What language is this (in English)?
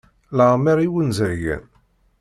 Kabyle